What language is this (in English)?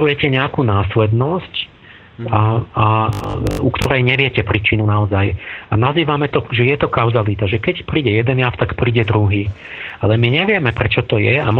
Slovak